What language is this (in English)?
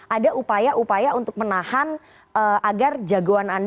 Indonesian